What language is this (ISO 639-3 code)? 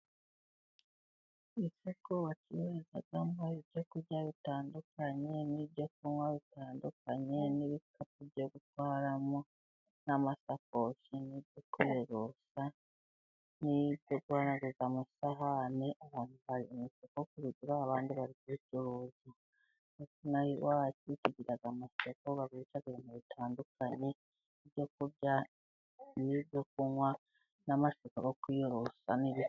kin